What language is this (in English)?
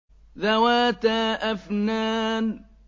Arabic